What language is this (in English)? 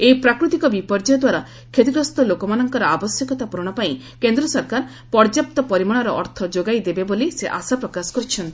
Odia